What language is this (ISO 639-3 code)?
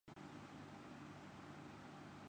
urd